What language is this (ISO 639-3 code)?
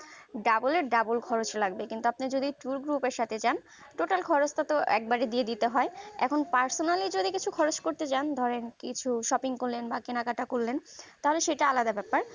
ben